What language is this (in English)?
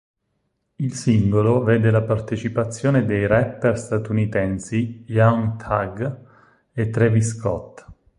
Italian